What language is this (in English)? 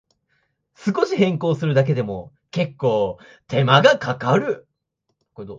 Japanese